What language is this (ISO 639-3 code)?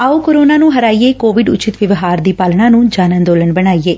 pan